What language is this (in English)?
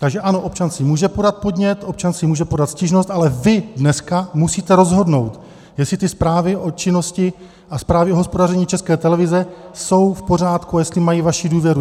Czech